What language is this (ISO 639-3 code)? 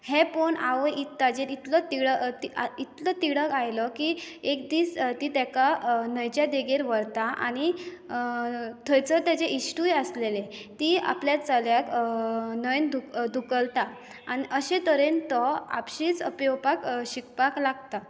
kok